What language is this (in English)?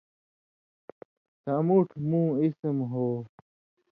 Indus Kohistani